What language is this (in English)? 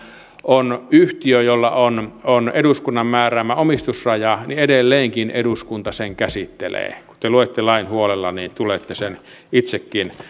Finnish